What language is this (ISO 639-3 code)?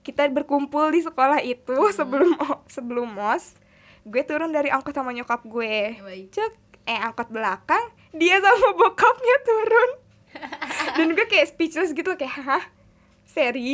ind